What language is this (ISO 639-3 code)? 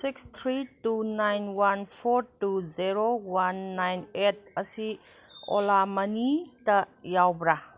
mni